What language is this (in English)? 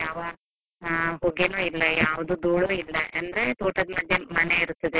Kannada